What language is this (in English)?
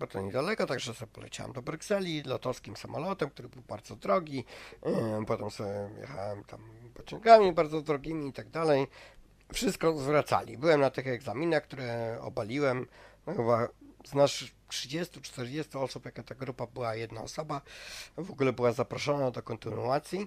Polish